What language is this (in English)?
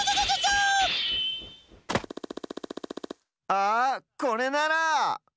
Japanese